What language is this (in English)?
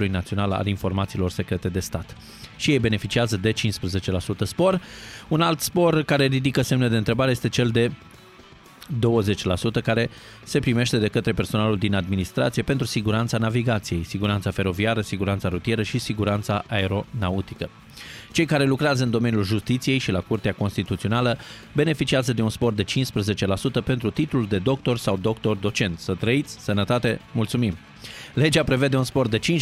Romanian